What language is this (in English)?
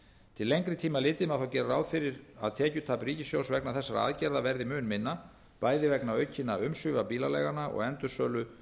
Icelandic